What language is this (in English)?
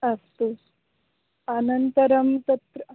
Sanskrit